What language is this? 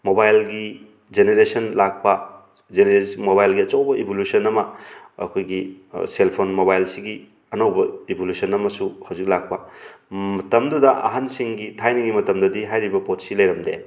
Manipuri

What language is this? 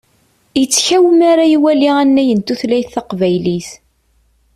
Kabyle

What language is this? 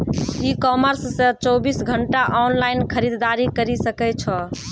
Maithili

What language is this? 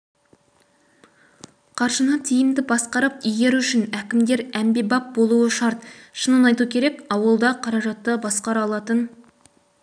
Kazakh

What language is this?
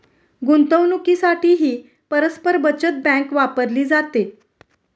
Marathi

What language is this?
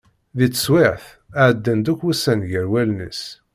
Kabyle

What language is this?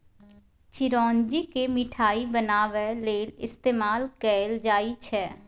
Maithili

